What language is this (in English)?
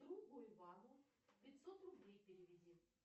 Russian